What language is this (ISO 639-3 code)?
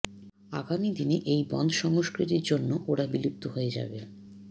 ben